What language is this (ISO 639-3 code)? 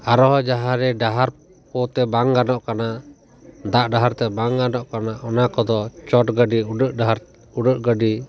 sat